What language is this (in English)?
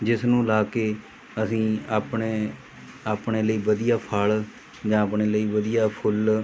Punjabi